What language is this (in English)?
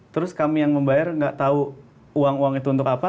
Indonesian